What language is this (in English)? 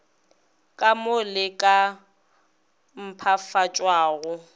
Northern Sotho